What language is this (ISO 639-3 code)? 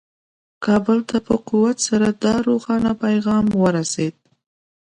pus